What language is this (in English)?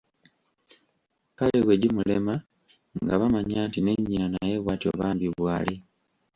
Ganda